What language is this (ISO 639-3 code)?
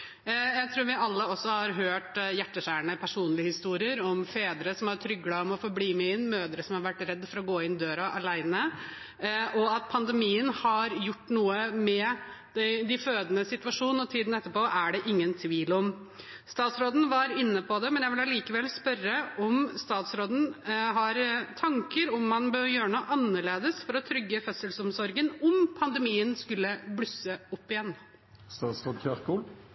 nob